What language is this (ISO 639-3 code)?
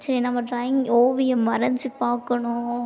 tam